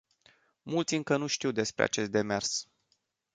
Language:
Romanian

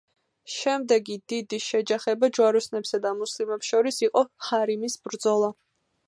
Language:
Georgian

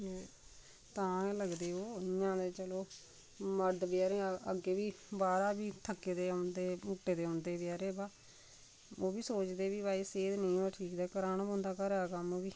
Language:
Dogri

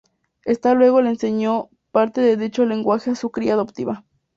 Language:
Spanish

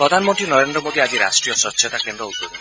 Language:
Assamese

